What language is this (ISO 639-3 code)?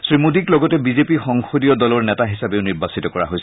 asm